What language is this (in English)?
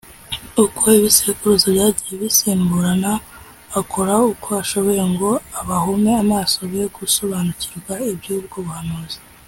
Kinyarwanda